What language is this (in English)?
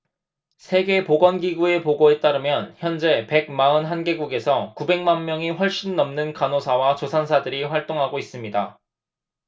Korean